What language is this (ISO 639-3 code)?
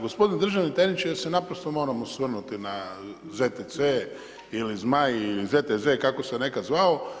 hrv